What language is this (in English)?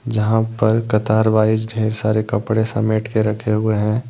Hindi